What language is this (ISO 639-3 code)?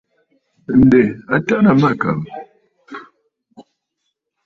bfd